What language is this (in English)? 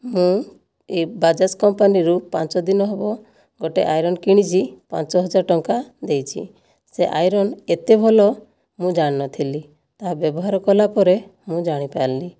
Odia